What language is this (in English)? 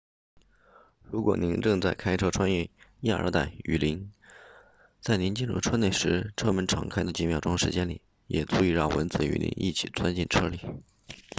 Chinese